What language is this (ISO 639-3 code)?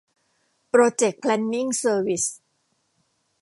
tha